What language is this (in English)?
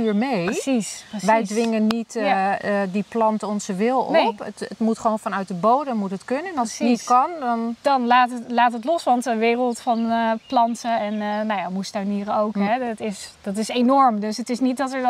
Dutch